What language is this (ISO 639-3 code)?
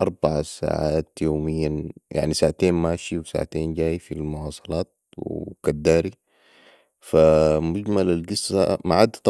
apd